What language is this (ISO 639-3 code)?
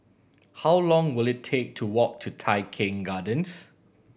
eng